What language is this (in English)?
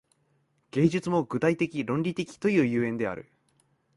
Japanese